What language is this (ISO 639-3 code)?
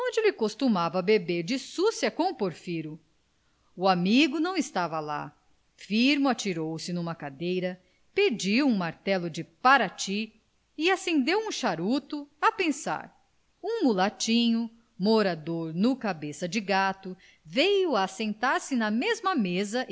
por